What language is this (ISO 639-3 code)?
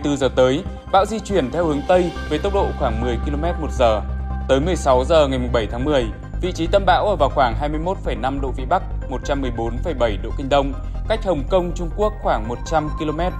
vie